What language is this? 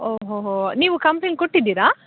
Kannada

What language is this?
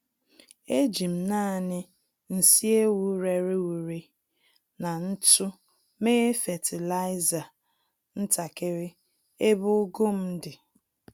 Igbo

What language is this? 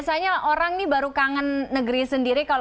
Indonesian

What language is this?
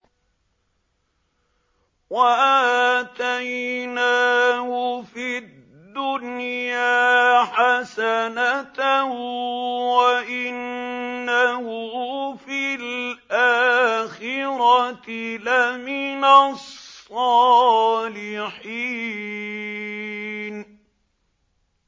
Arabic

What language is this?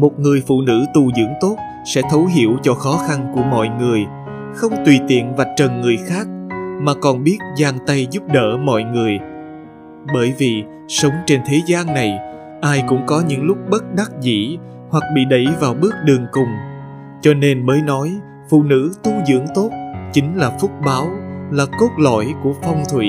Vietnamese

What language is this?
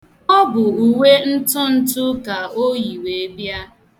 Igbo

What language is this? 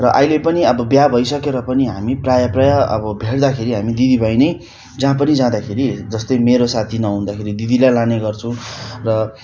Nepali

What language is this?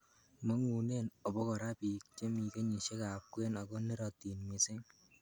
Kalenjin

